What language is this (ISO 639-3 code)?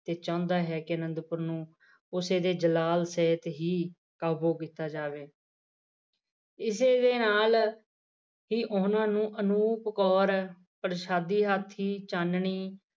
pan